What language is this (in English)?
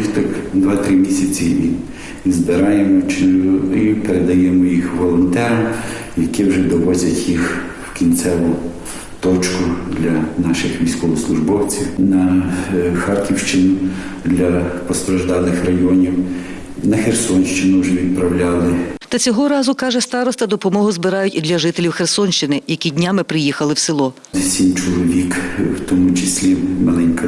Ukrainian